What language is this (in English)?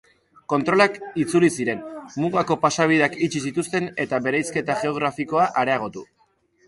Basque